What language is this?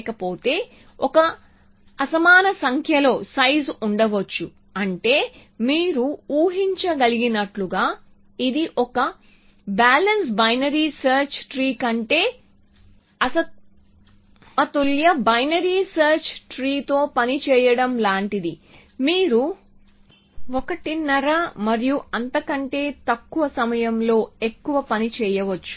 Telugu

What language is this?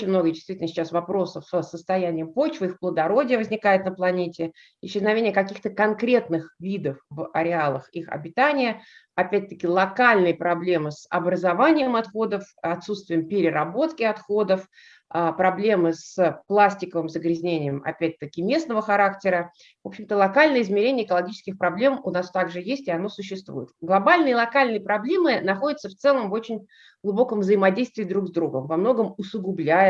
Russian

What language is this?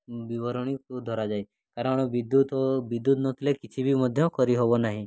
Odia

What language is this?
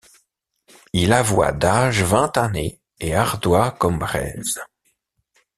French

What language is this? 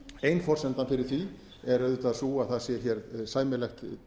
Icelandic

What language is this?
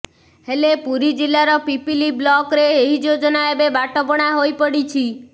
Odia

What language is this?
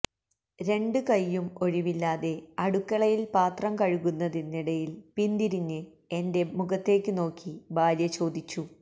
Malayalam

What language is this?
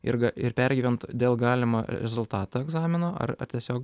Lithuanian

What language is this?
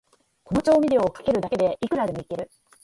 Japanese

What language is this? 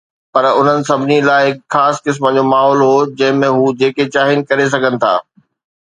Sindhi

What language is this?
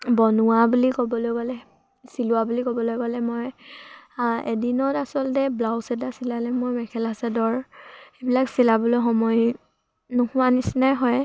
Assamese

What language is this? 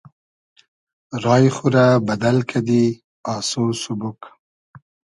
Hazaragi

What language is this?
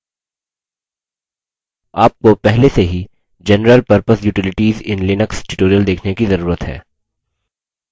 Hindi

